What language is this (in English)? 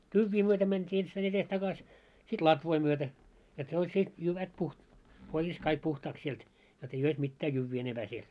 Finnish